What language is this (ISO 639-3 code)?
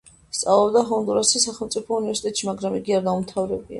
kat